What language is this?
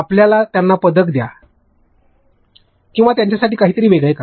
Marathi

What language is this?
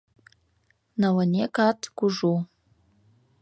Mari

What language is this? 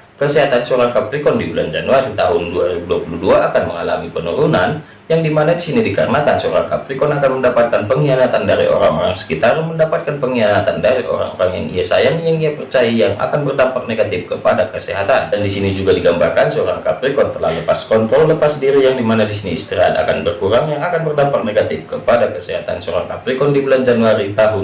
Indonesian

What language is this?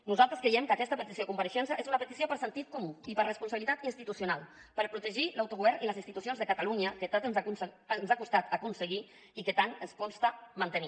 Catalan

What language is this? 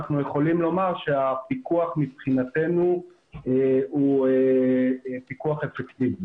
Hebrew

